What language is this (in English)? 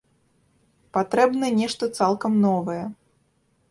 Belarusian